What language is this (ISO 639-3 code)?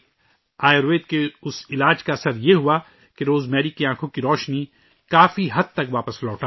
urd